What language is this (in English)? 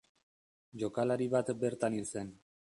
Basque